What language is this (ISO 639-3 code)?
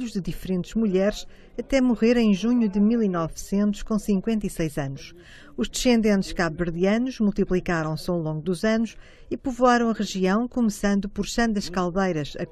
por